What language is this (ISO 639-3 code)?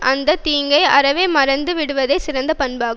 tam